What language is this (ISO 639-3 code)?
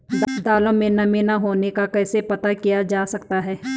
hin